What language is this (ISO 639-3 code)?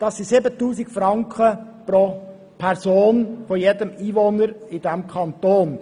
gsw